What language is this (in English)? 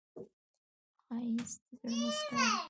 Pashto